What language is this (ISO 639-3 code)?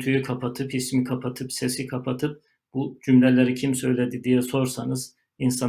tur